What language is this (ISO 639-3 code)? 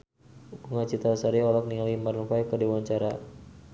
sun